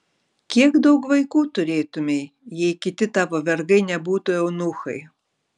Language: Lithuanian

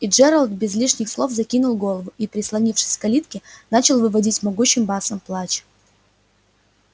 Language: Russian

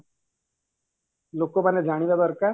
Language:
Odia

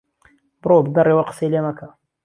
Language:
Central Kurdish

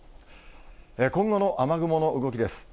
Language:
Japanese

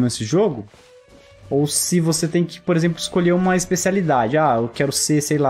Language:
Portuguese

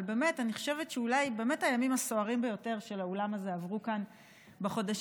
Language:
Hebrew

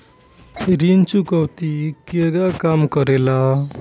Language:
Bhojpuri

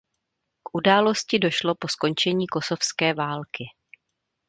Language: Czech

